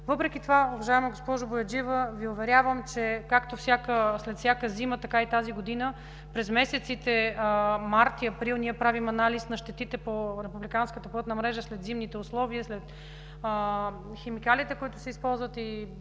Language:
Bulgarian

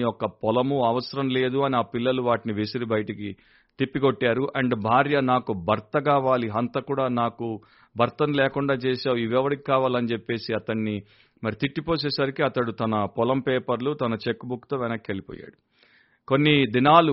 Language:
Telugu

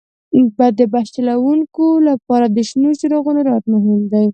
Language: Pashto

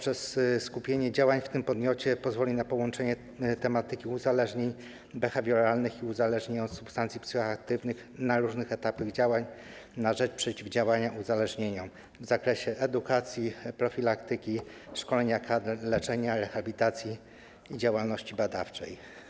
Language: Polish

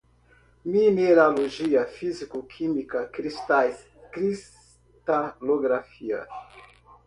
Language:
Portuguese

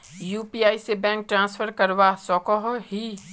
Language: Magahi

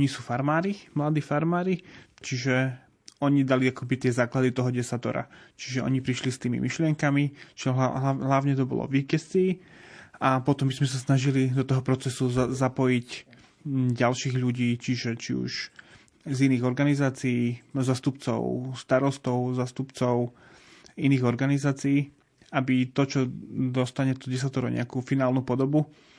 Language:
Slovak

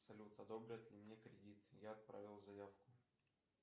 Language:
Russian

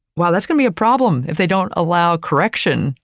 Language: English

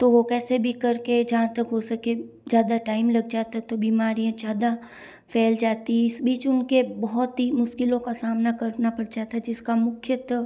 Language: Hindi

